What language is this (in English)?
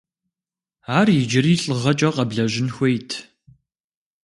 Kabardian